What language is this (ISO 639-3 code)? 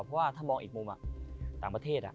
tha